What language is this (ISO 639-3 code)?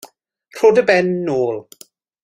cym